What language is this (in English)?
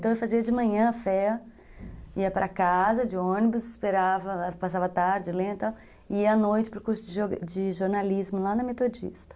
Portuguese